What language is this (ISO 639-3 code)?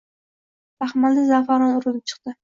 uzb